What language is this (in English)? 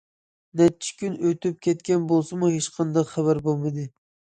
Uyghur